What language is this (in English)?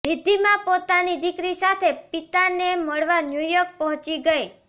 Gujarati